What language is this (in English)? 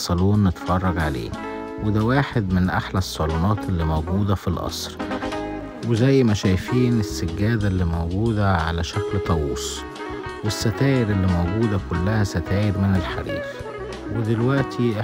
Arabic